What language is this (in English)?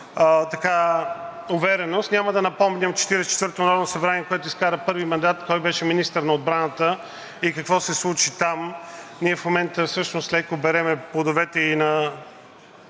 Bulgarian